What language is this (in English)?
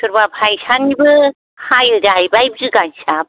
Bodo